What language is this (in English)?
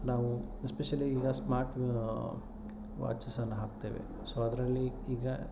Kannada